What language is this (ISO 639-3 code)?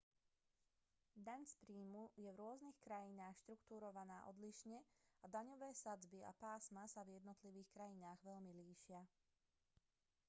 slk